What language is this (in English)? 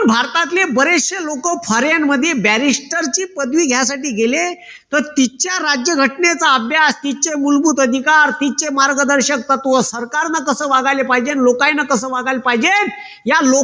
Marathi